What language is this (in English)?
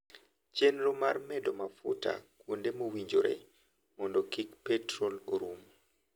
Luo (Kenya and Tanzania)